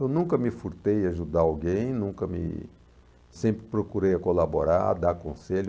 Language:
Portuguese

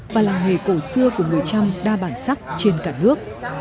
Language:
Vietnamese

